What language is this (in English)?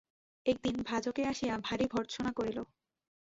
Bangla